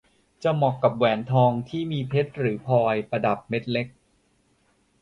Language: Thai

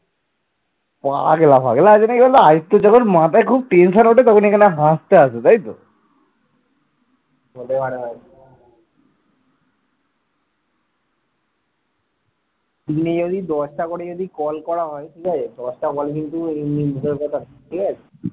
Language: Bangla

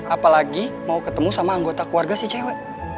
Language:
Indonesian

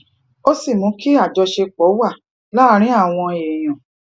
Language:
Yoruba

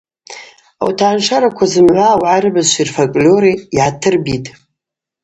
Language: Abaza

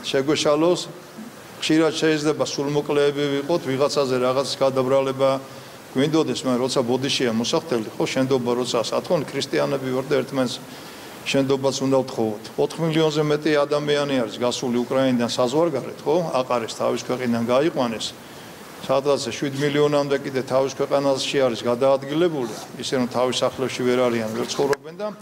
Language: Romanian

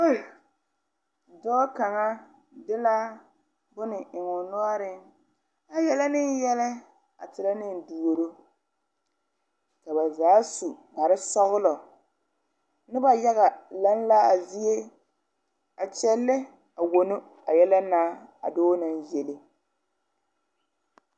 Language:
Southern Dagaare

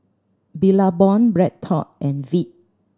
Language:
English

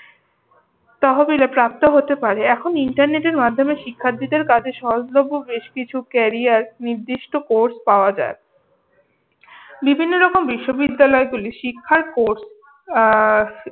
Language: Bangla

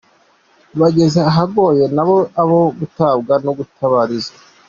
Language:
Kinyarwanda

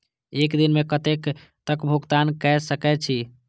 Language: Maithili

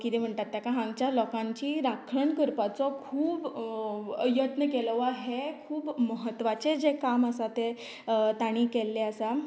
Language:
Konkani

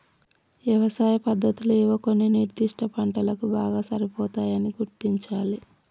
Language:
Telugu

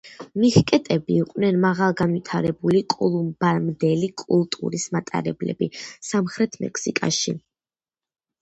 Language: Georgian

